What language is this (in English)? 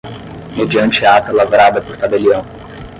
Portuguese